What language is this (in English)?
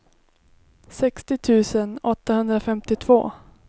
Swedish